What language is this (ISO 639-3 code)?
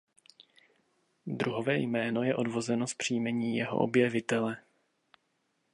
ces